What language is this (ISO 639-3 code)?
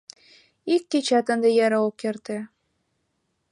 chm